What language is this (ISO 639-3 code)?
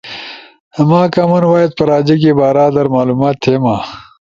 ush